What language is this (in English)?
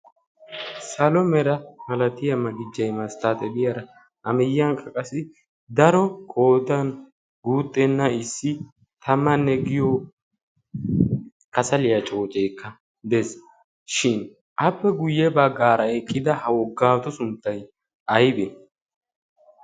Wolaytta